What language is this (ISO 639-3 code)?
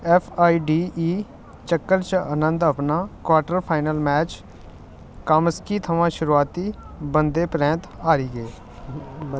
doi